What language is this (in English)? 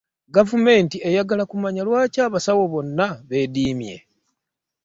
Ganda